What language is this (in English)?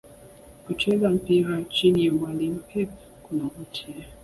Swahili